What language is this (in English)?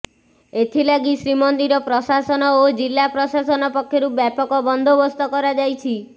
Odia